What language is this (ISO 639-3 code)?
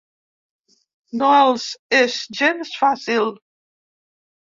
cat